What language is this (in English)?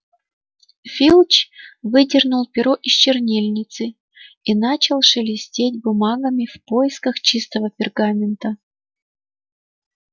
Russian